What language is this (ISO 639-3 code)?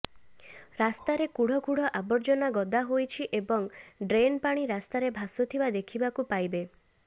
ori